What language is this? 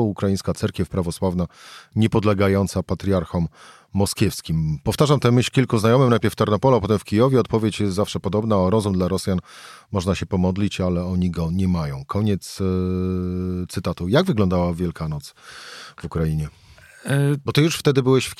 Polish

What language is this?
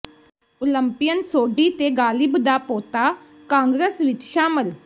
Punjabi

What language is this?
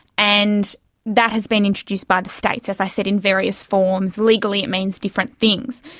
English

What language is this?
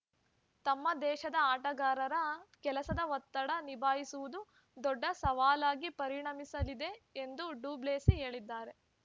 Kannada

